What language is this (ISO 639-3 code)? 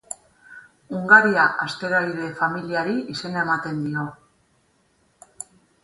eus